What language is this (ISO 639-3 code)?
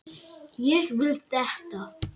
isl